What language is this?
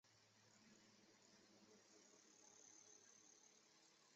Chinese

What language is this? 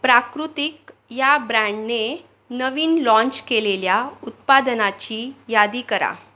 Marathi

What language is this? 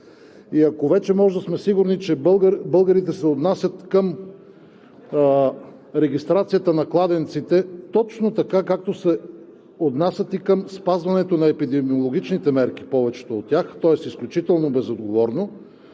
Bulgarian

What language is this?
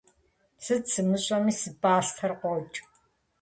Kabardian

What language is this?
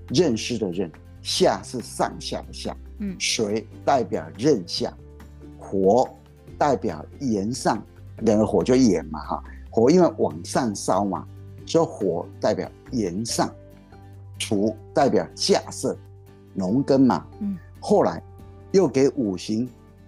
Chinese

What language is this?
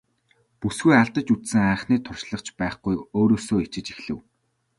Mongolian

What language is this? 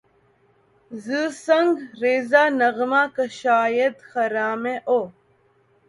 Urdu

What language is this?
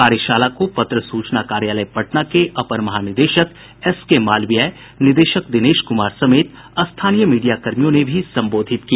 Hindi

